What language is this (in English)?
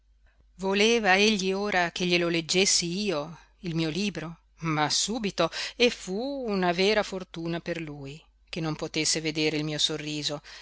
Italian